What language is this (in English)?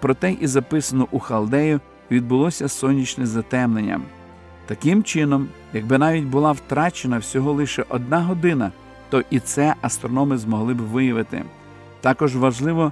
Ukrainian